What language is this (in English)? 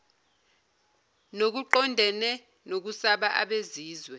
Zulu